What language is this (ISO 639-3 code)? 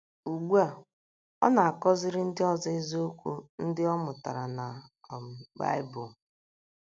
ibo